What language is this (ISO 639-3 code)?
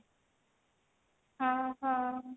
ori